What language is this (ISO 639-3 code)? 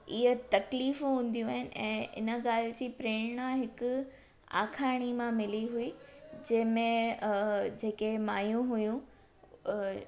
snd